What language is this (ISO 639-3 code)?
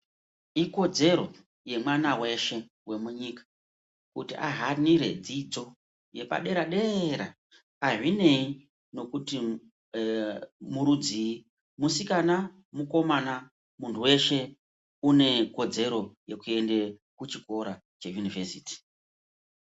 ndc